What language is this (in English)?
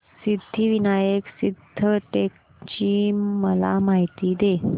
Marathi